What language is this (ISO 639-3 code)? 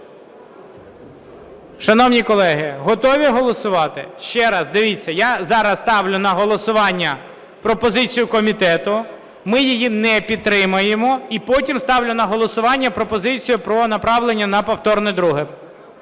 ukr